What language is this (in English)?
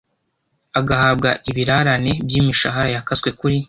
Kinyarwanda